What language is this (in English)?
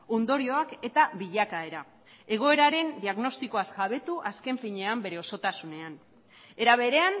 Basque